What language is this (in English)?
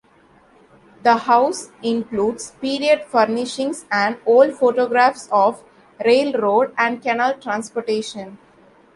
English